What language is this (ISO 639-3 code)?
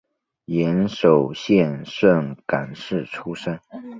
zho